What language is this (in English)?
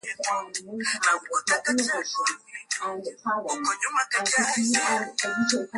Swahili